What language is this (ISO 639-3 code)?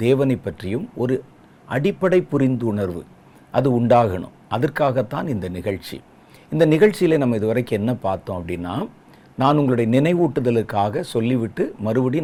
tam